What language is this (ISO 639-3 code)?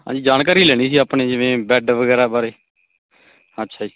pan